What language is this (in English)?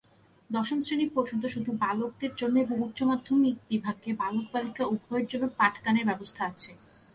Bangla